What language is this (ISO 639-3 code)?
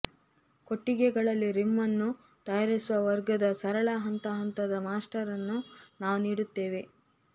kan